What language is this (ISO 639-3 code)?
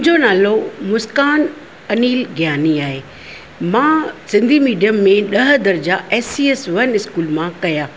snd